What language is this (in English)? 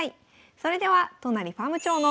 Japanese